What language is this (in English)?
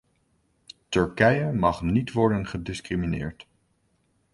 Dutch